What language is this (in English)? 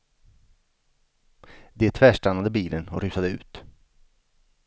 Swedish